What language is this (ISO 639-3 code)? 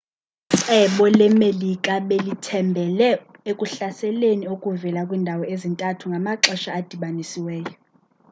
xho